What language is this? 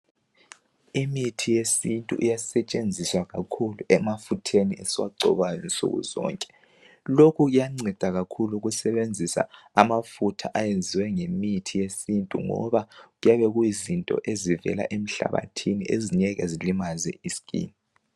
North Ndebele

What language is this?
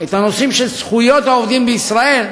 Hebrew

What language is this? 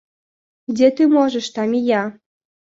Russian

